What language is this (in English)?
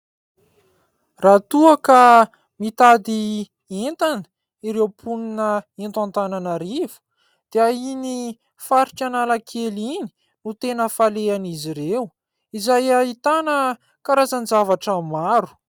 Malagasy